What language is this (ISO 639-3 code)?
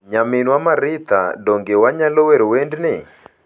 luo